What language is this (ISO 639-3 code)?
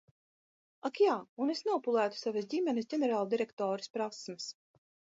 lav